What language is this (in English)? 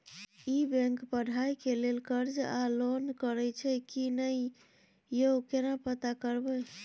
Maithili